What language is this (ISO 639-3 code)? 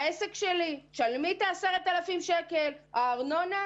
heb